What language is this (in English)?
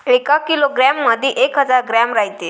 Marathi